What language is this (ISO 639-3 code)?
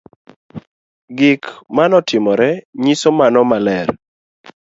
luo